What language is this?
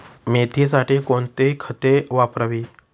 Marathi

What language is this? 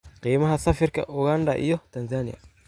Somali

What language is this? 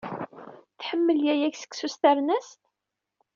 Kabyle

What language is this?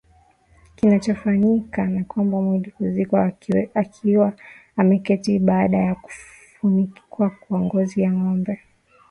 Swahili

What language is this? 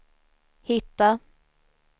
Swedish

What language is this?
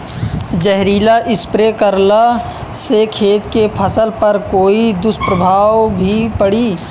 Bhojpuri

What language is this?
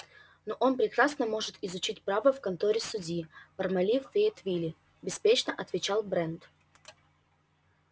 Russian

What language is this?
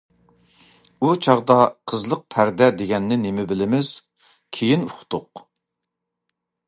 Uyghur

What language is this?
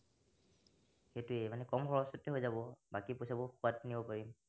Assamese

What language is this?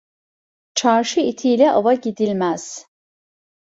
Turkish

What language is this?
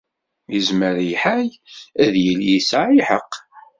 Kabyle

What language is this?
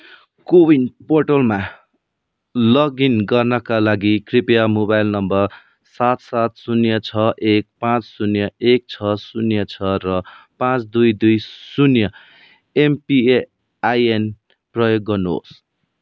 Nepali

